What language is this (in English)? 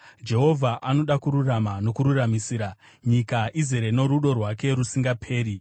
Shona